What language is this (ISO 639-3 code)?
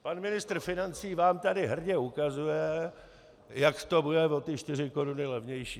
ces